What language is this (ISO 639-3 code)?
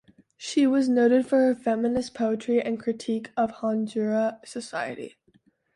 eng